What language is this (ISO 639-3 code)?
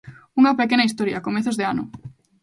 glg